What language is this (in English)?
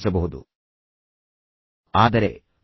Kannada